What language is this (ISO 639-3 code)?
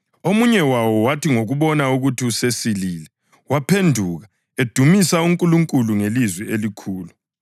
nde